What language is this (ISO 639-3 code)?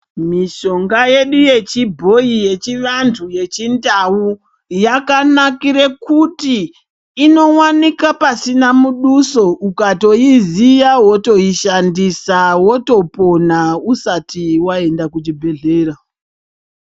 ndc